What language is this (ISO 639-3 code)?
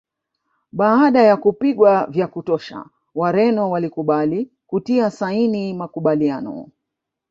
swa